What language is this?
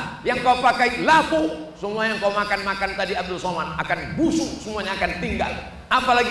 Indonesian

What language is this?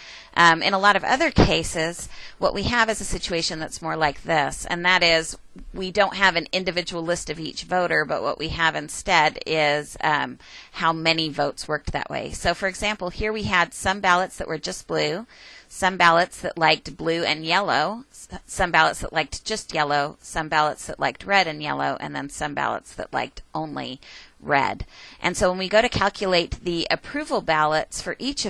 English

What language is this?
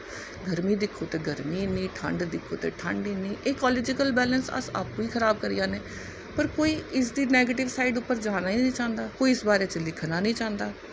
Dogri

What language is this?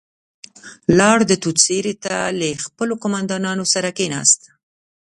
Pashto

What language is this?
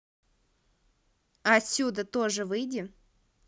Russian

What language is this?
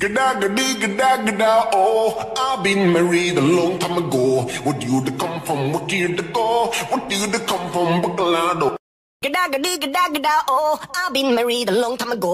English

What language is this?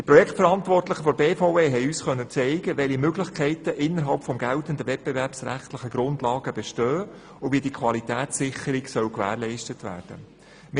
Swiss German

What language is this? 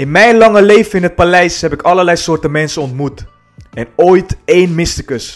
Dutch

